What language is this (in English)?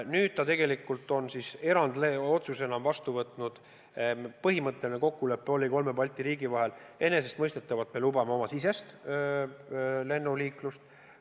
Estonian